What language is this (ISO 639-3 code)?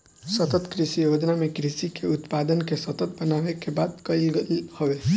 bho